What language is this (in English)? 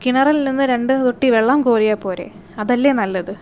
Malayalam